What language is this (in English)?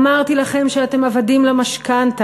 Hebrew